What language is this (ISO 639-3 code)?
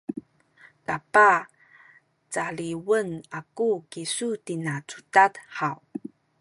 szy